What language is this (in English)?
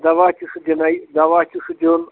Kashmiri